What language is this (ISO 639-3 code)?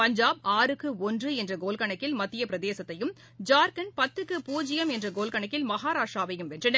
tam